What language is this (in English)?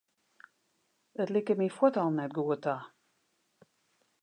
Western Frisian